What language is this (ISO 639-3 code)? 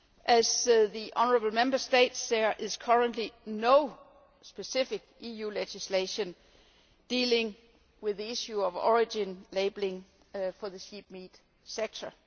eng